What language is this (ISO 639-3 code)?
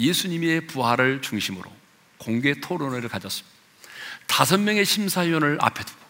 kor